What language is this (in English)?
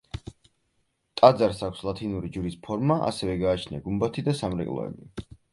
Georgian